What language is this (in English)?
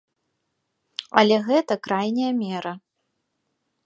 Belarusian